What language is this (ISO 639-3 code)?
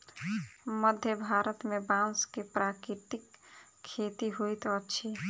mai